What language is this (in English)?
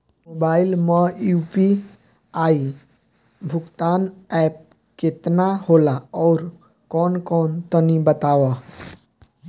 Bhojpuri